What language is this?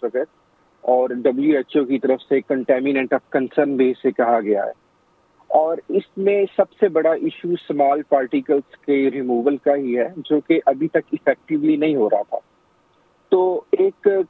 Urdu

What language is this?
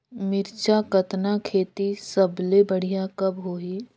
Chhattisgarhi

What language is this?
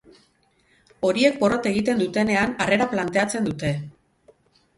Basque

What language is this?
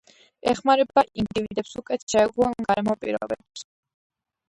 Georgian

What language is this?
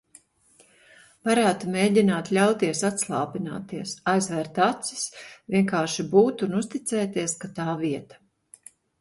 Latvian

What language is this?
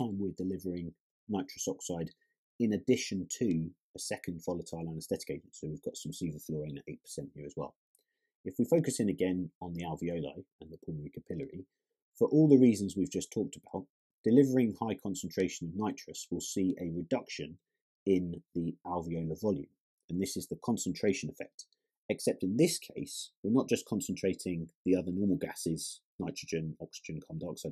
English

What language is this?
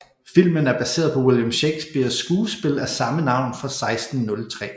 Danish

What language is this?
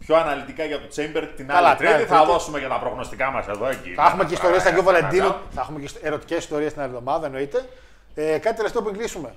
Greek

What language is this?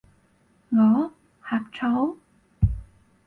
Cantonese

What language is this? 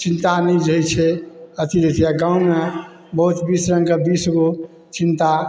Maithili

